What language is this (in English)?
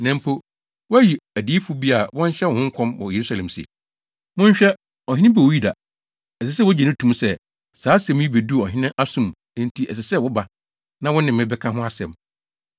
Akan